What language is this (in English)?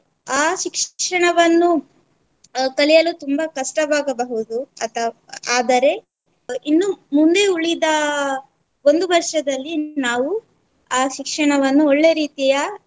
Kannada